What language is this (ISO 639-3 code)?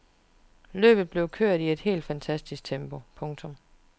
dan